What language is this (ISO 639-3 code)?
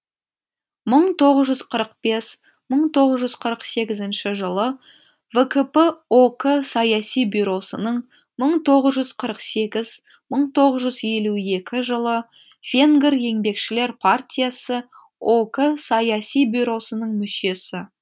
kaz